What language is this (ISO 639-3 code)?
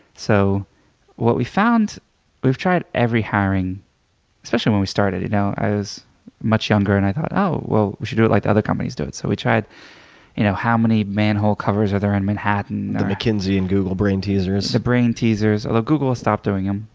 eng